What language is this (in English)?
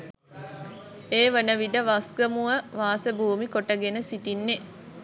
Sinhala